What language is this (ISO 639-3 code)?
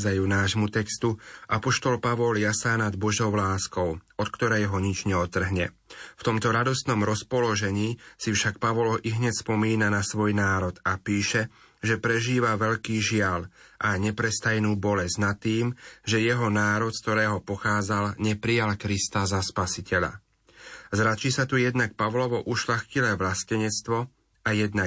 slk